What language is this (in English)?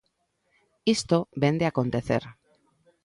Galician